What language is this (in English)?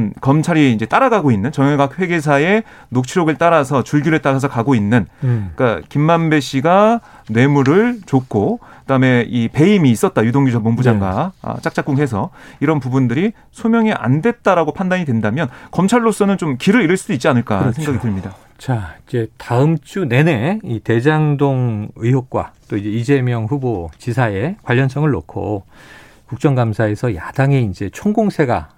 Korean